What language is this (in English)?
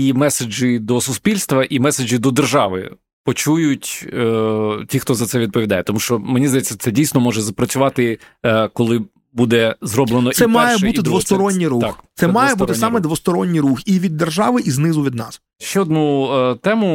Ukrainian